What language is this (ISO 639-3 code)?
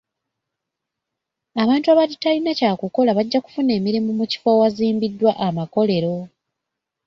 lug